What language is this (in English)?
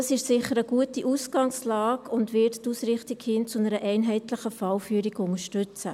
Swiss German